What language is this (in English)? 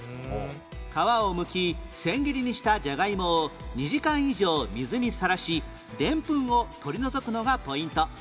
Japanese